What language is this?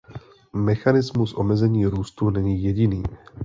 Czech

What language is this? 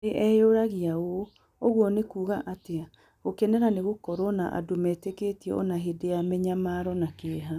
Kikuyu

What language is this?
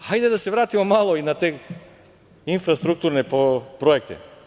Serbian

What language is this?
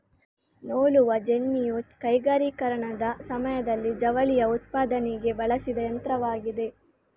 Kannada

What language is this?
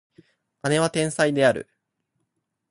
Japanese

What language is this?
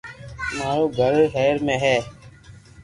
Loarki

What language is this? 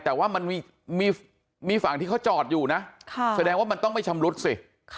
Thai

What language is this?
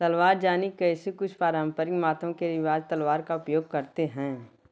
Hindi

